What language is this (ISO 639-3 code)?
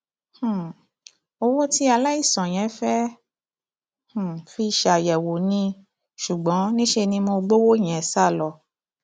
yor